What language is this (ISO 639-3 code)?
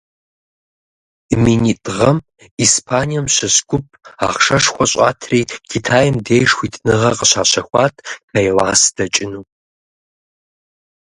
kbd